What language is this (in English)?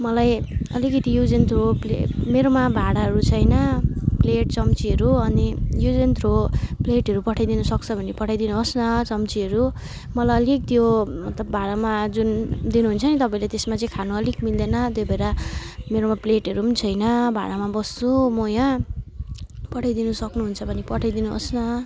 Nepali